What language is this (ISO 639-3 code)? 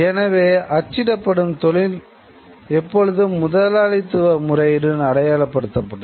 tam